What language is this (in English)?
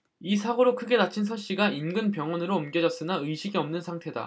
Korean